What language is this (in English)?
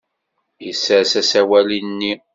Kabyle